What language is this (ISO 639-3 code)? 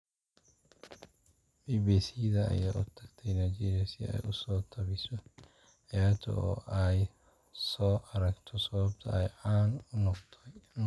som